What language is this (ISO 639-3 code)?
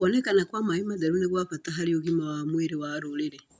kik